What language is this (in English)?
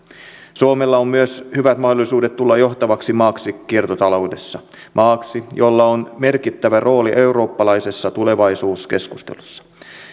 Finnish